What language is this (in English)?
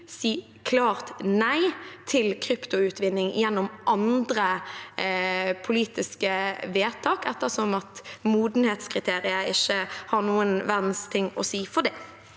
Norwegian